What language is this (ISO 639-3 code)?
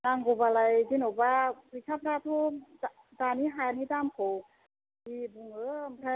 brx